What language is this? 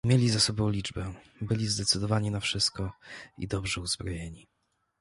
Polish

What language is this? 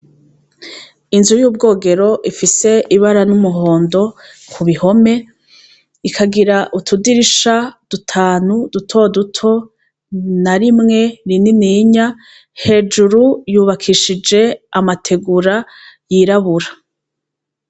Rundi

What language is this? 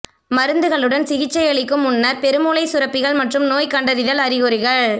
Tamil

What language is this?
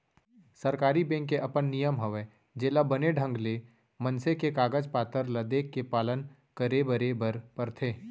Chhattisgarhi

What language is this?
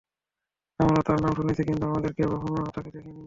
Bangla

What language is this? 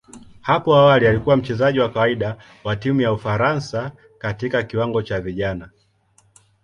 Swahili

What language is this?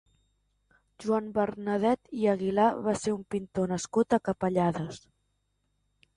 Catalan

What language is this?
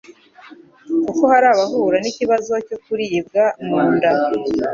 Kinyarwanda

